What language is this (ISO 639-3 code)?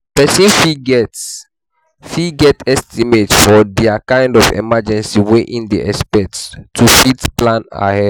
pcm